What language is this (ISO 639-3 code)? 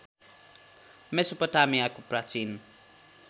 nep